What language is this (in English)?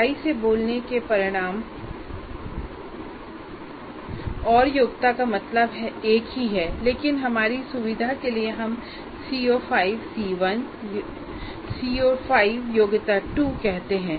Hindi